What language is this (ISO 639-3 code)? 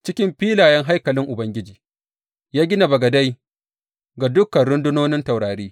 hau